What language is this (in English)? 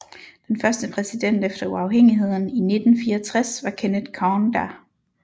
Danish